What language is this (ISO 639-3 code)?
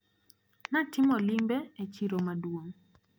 luo